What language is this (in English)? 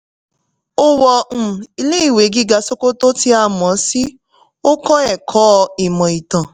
Yoruba